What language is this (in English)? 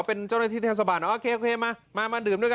Thai